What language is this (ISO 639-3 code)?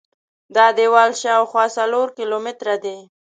pus